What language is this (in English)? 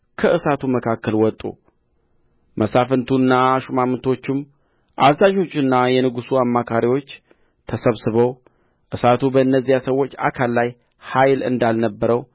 Amharic